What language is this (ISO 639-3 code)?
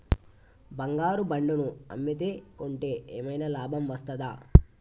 tel